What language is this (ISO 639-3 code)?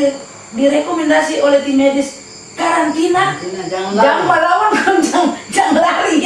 ind